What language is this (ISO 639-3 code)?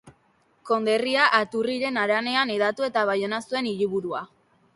eus